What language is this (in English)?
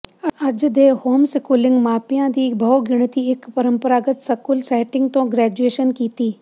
Punjabi